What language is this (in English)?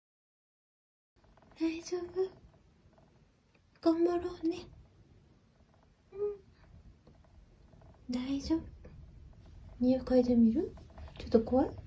Japanese